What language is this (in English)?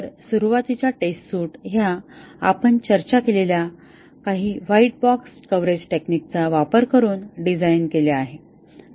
Marathi